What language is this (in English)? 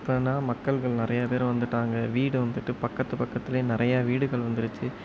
Tamil